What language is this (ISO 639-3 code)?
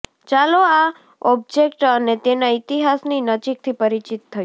guj